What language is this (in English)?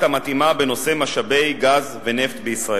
Hebrew